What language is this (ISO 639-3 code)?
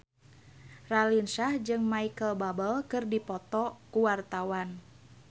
sun